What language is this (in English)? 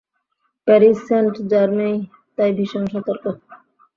Bangla